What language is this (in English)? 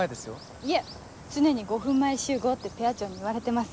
Japanese